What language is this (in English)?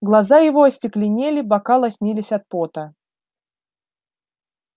Russian